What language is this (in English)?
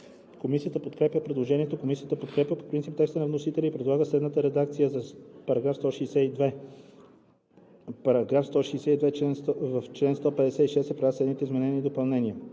Bulgarian